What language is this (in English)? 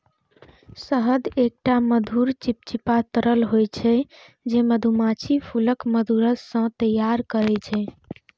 Maithili